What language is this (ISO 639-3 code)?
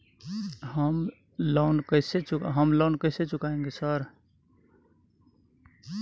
mai